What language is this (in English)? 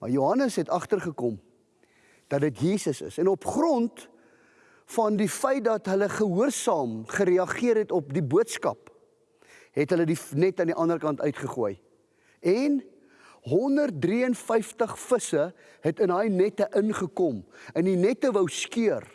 Dutch